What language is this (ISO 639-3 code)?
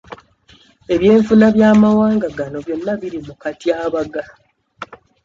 lug